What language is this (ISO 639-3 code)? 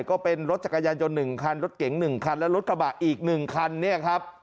tha